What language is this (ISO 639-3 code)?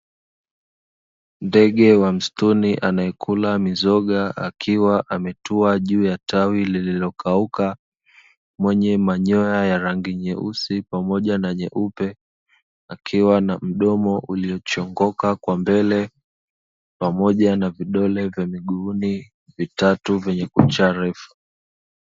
swa